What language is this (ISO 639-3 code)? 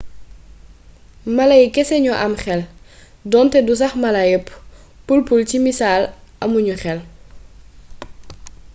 wol